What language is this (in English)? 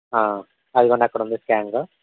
Telugu